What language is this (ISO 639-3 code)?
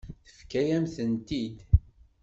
kab